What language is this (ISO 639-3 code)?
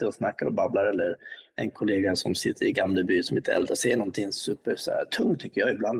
swe